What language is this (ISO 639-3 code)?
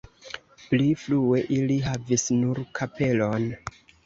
epo